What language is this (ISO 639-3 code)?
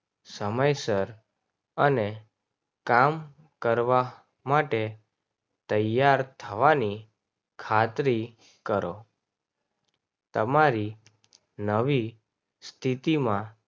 guj